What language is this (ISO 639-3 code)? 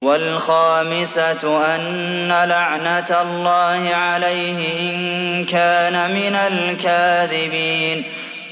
ara